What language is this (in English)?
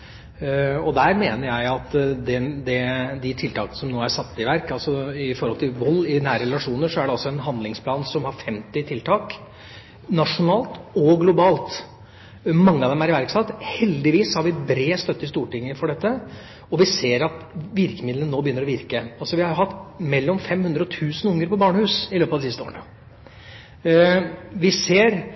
Norwegian Bokmål